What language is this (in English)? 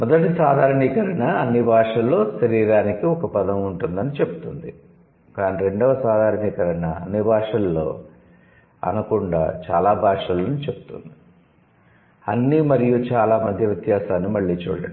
Telugu